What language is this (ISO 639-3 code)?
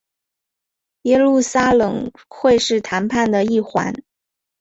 zho